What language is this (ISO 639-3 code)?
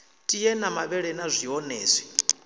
ven